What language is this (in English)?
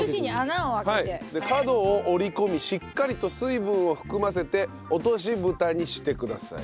Japanese